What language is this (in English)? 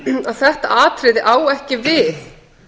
Icelandic